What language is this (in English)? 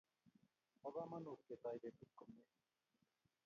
Kalenjin